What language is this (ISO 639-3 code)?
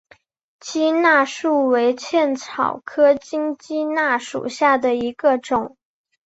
zho